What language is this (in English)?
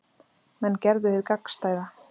Icelandic